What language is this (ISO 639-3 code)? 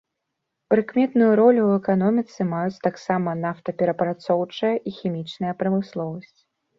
bel